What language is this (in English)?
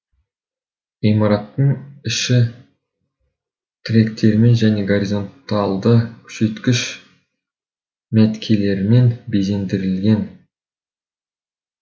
Kazakh